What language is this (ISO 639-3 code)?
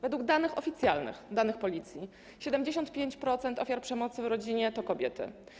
pol